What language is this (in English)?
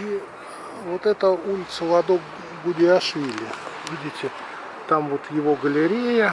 Russian